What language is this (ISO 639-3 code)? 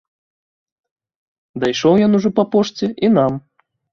bel